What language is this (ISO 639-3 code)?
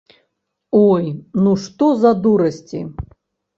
bel